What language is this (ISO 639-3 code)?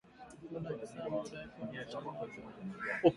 swa